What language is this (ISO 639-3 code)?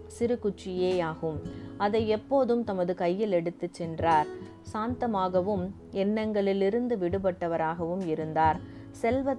tam